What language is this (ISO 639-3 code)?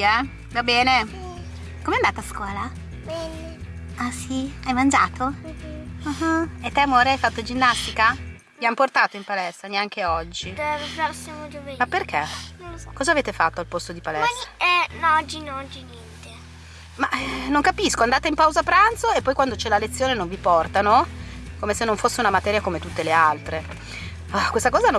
ita